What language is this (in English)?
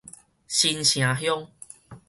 Min Nan Chinese